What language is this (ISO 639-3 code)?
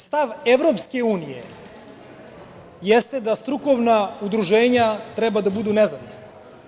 srp